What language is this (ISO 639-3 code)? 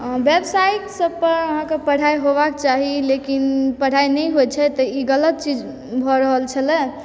mai